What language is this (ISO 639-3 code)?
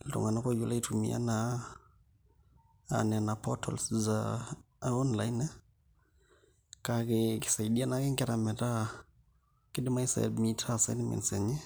mas